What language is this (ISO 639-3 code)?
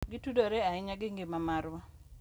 luo